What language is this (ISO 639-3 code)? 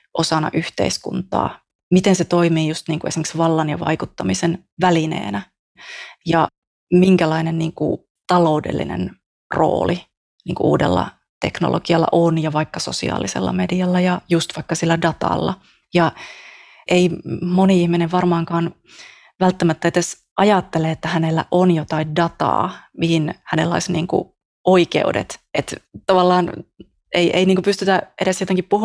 fin